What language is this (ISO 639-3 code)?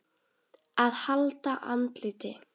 isl